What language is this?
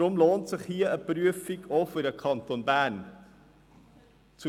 Swiss German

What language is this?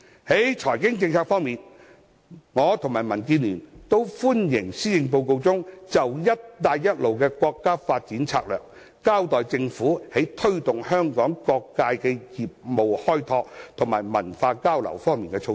Cantonese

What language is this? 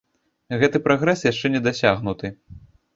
Belarusian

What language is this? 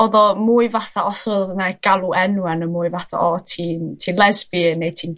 Welsh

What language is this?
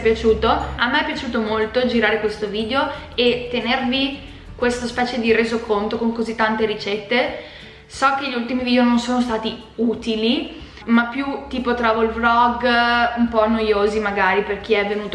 Italian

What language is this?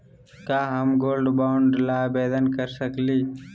Magahi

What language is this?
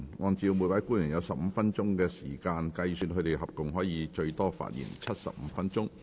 Cantonese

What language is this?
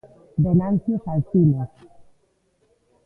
Galician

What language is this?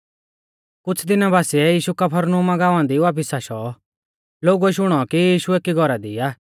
Mahasu Pahari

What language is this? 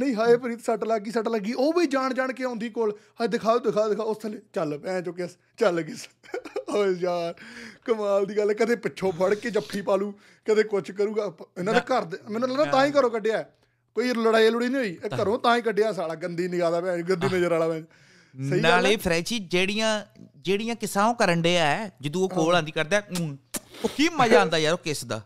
Punjabi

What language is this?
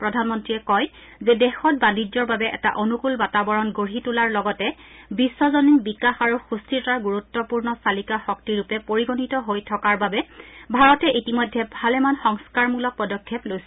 Assamese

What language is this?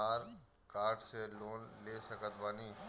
Bhojpuri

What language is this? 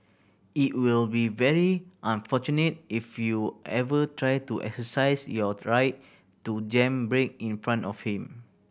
English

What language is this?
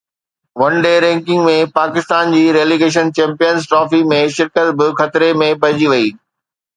Sindhi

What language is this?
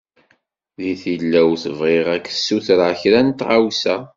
Kabyle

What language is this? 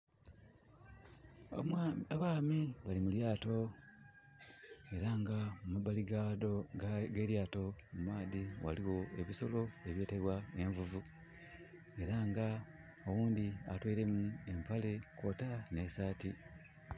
Soga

